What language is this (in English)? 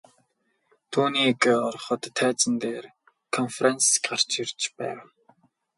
Mongolian